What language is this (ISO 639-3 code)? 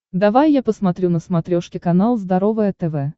rus